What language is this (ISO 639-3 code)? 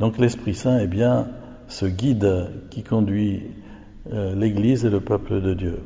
fra